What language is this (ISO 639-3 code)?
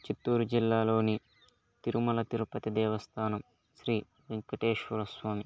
tel